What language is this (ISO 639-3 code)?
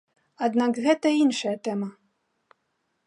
bel